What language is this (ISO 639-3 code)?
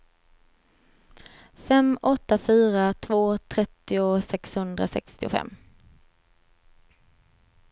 swe